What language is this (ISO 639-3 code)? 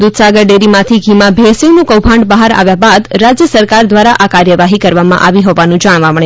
guj